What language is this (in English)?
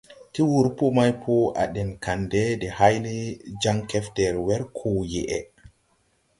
Tupuri